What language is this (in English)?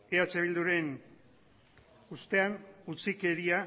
Basque